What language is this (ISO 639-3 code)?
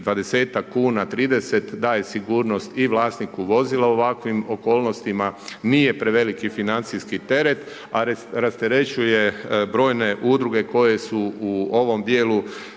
hrv